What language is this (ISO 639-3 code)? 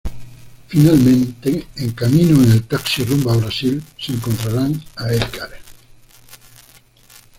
spa